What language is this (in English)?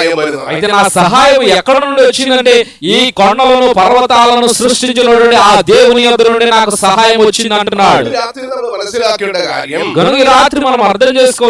Portuguese